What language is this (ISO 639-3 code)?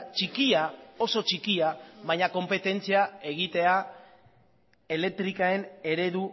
eus